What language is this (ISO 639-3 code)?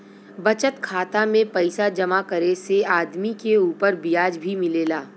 bho